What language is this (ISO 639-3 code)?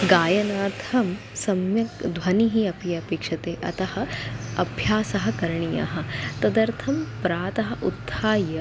san